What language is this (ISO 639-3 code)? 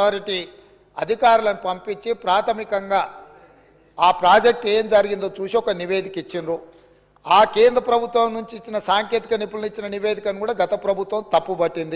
tel